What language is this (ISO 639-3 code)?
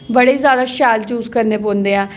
doi